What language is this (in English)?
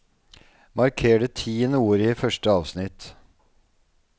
Norwegian